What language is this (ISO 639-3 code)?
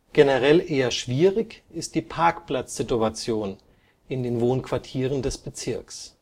deu